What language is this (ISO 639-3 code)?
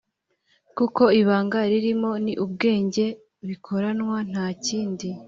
kin